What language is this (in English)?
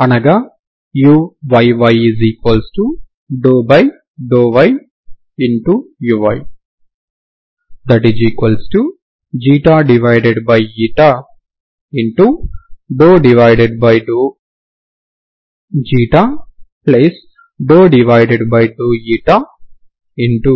Telugu